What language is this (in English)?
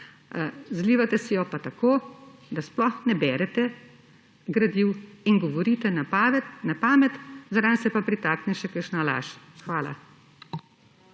Slovenian